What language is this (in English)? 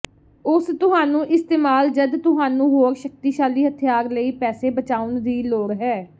Punjabi